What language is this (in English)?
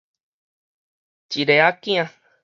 Min Nan Chinese